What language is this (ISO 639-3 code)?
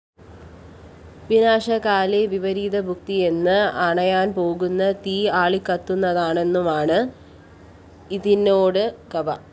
mal